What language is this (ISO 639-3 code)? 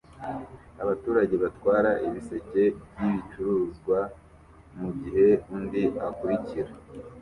kin